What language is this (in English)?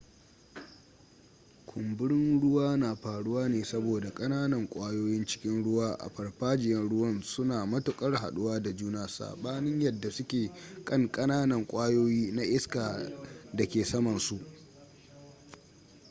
Hausa